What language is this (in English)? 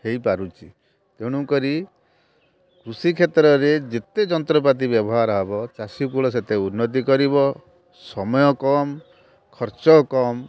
Odia